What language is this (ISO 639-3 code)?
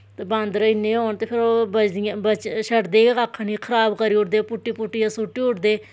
doi